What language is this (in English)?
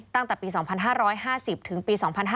Thai